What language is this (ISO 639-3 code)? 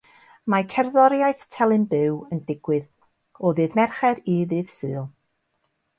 cym